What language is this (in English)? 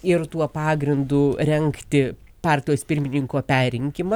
Lithuanian